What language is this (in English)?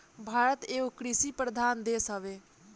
Bhojpuri